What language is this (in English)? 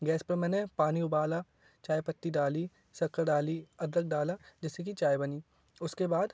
Hindi